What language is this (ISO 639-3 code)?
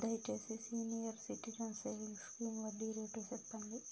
tel